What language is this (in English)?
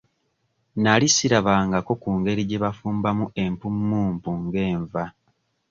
Ganda